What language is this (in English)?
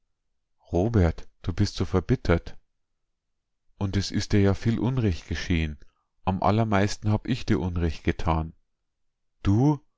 German